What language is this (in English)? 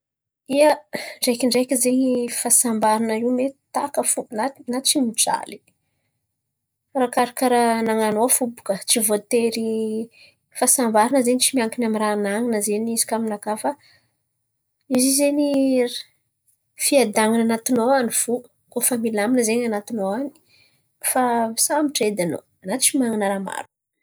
Antankarana Malagasy